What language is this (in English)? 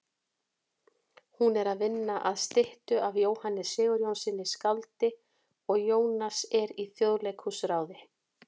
Icelandic